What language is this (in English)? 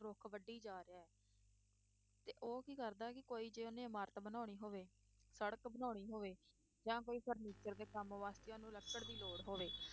Punjabi